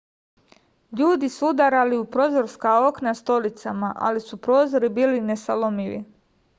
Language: Serbian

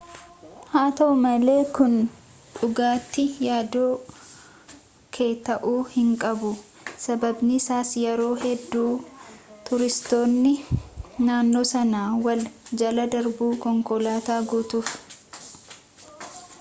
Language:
Oromo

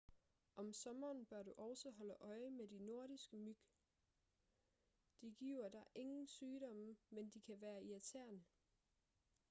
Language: Danish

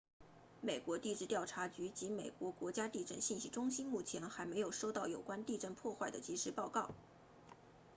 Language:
Chinese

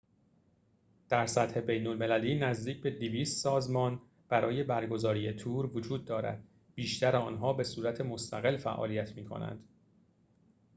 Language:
Persian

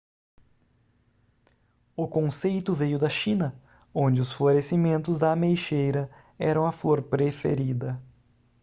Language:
Portuguese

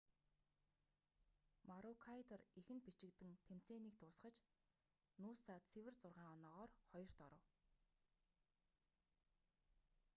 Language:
Mongolian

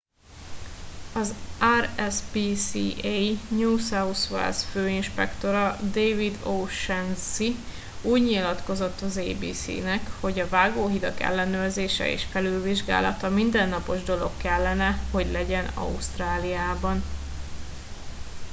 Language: Hungarian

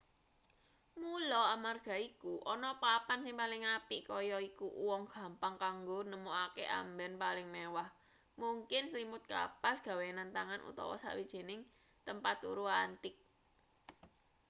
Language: Javanese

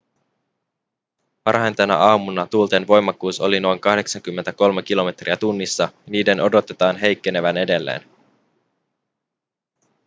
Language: Finnish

